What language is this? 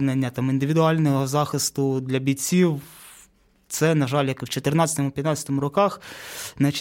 Ukrainian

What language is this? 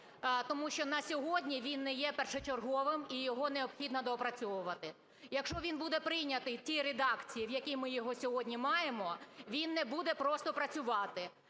Ukrainian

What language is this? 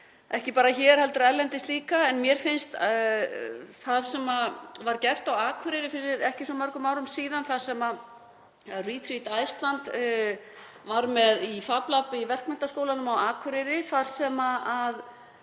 Icelandic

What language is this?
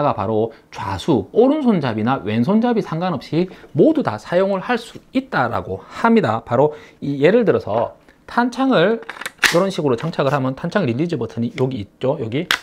Korean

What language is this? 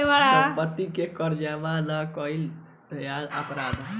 Bhojpuri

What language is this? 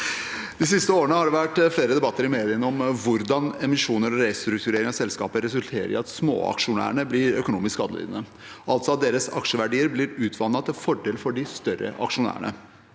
Norwegian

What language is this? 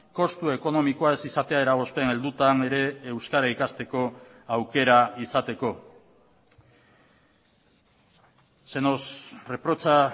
Basque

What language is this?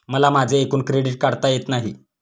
Marathi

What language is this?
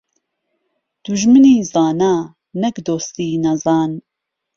Central Kurdish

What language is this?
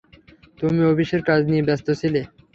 Bangla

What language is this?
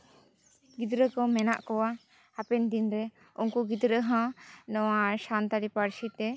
Santali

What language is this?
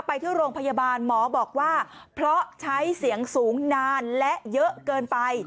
Thai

